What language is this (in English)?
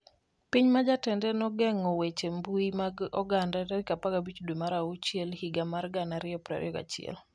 Luo (Kenya and Tanzania)